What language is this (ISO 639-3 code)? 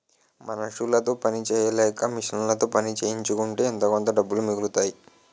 tel